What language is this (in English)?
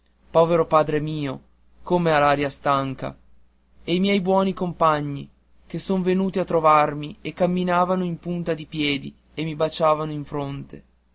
Italian